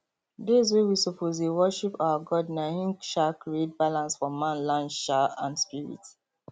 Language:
Nigerian Pidgin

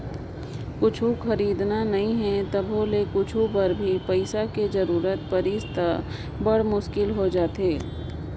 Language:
Chhattisgarhi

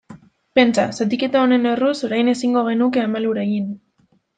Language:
Basque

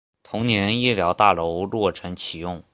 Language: Chinese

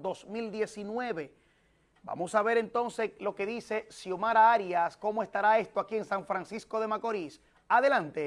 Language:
Spanish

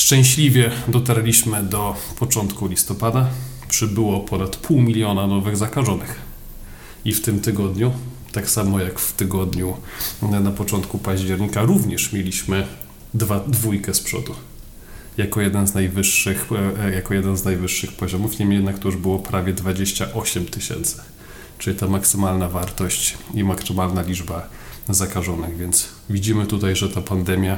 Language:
Polish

